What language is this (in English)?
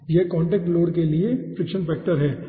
Hindi